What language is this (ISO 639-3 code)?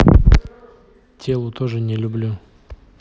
rus